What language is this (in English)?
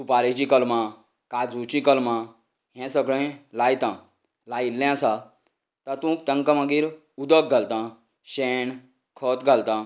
Konkani